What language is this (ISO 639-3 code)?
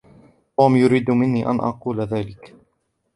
ara